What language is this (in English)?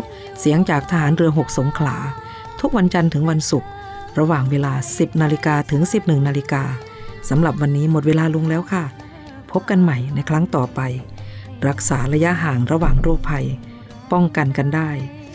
Thai